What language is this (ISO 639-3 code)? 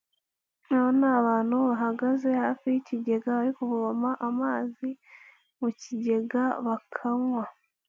kin